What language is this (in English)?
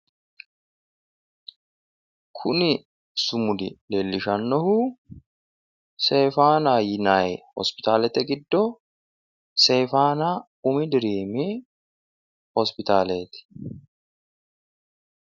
Sidamo